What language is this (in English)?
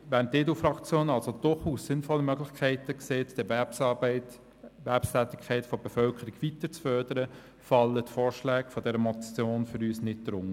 Swiss German